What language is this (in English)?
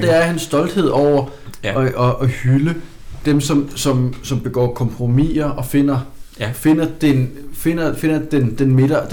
Danish